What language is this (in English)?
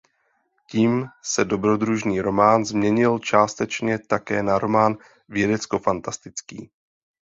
Czech